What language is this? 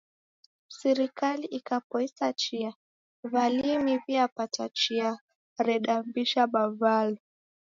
Taita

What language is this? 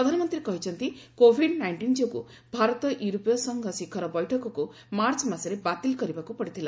Odia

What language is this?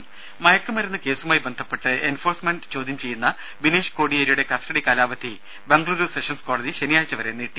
Malayalam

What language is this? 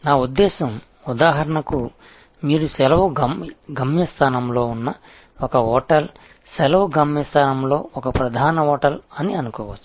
Telugu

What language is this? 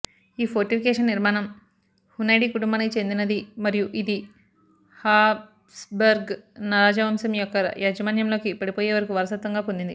Telugu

